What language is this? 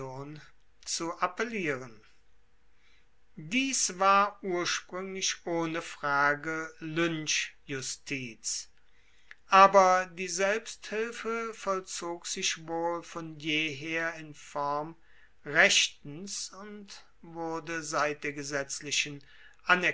German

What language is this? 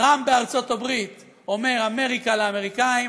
Hebrew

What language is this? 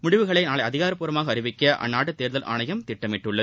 Tamil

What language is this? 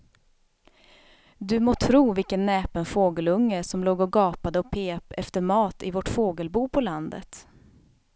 Swedish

